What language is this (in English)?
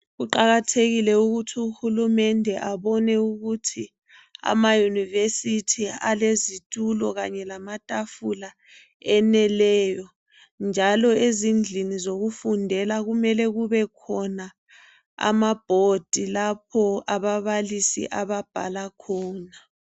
North Ndebele